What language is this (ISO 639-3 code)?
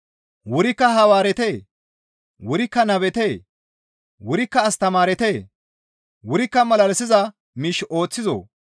gmv